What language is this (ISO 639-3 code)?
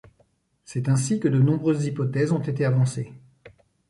fra